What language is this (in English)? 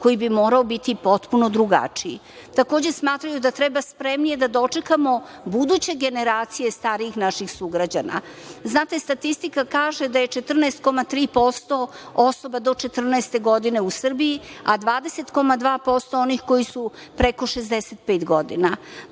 Serbian